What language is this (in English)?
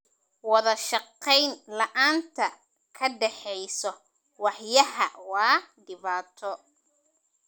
Somali